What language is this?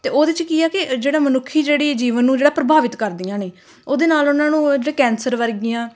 Punjabi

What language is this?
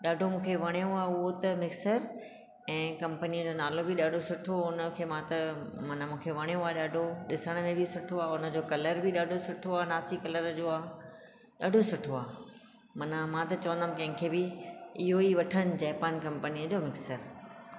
Sindhi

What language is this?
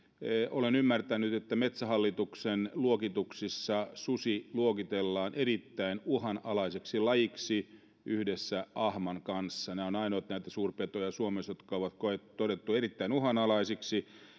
Finnish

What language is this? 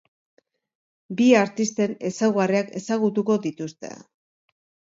Basque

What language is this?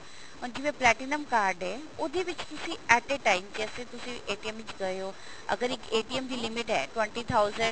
Punjabi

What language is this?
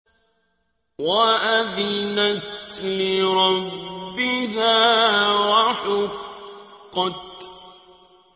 Arabic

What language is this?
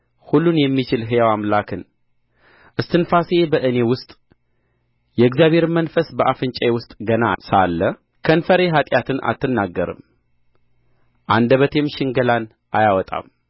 Amharic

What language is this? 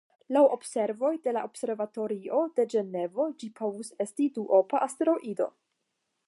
Esperanto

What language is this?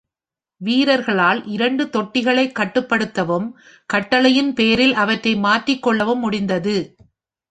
Tamil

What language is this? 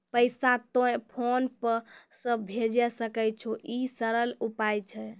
Maithili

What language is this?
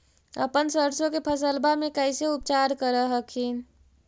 Magahi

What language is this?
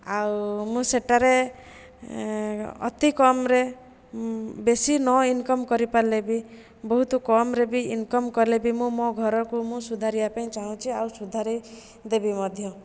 Odia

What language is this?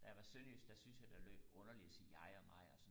Danish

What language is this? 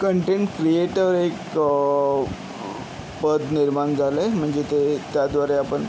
Marathi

